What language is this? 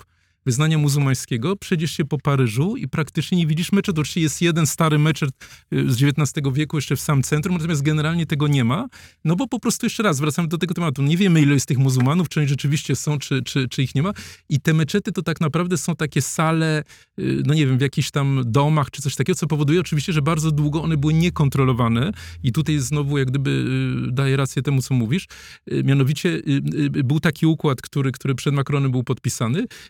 Polish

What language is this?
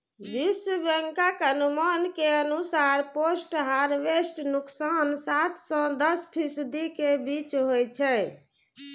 Maithili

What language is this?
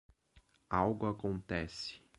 Portuguese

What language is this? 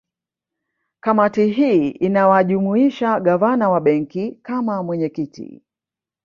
Swahili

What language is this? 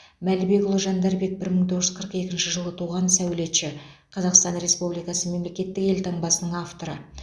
Kazakh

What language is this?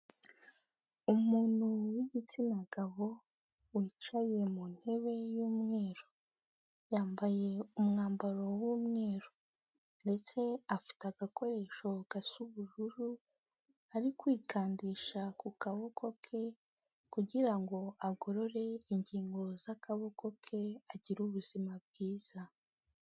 Kinyarwanda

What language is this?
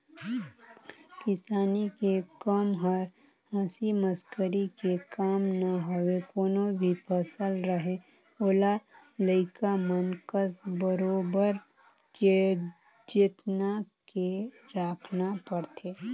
Chhattisgarhi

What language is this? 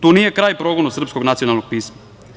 Serbian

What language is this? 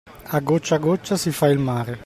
Italian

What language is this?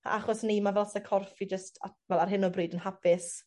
Welsh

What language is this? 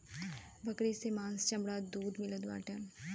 Bhojpuri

